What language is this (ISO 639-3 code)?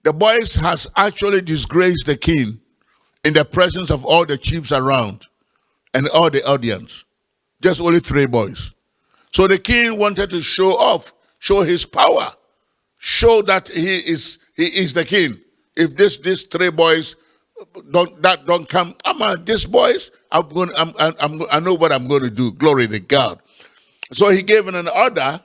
eng